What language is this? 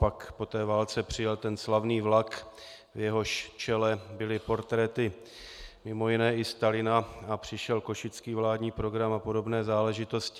Czech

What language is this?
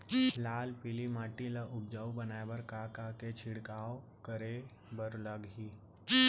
Chhattisgarhi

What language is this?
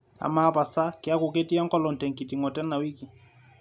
Masai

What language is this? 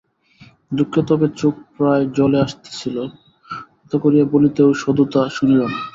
Bangla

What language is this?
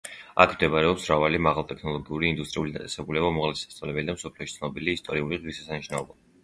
Georgian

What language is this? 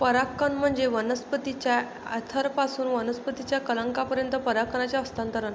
Marathi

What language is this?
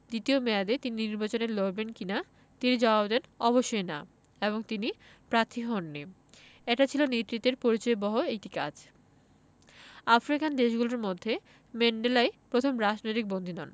Bangla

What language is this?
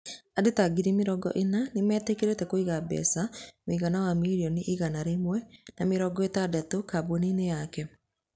Kikuyu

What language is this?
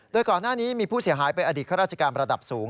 Thai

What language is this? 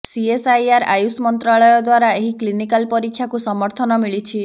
Odia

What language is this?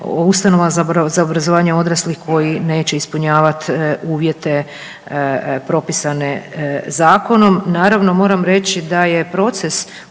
Croatian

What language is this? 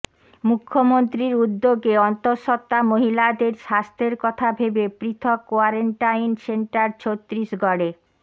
Bangla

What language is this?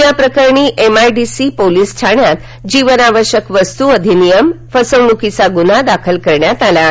Marathi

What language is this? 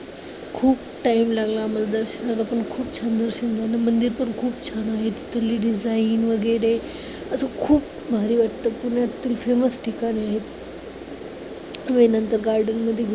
Marathi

